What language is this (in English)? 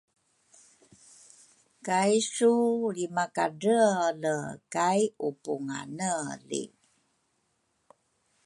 Rukai